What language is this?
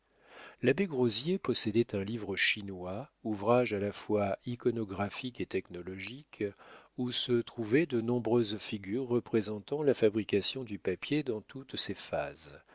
French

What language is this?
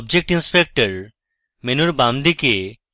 Bangla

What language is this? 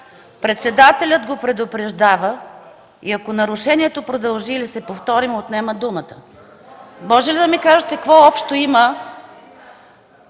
Bulgarian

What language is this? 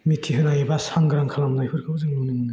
Bodo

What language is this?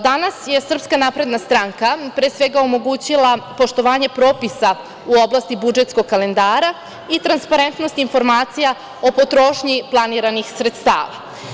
Serbian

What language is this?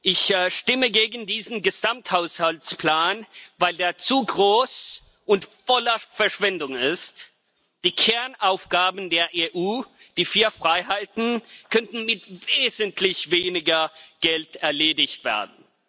German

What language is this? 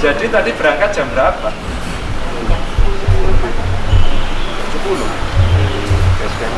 Indonesian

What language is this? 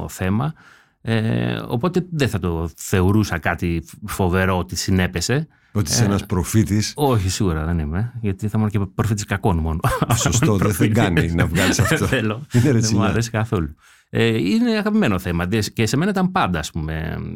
Greek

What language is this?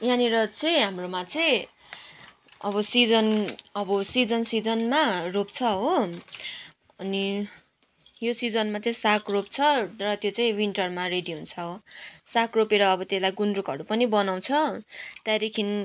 Nepali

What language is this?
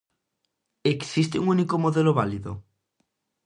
Galician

